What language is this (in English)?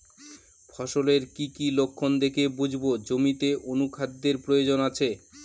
Bangla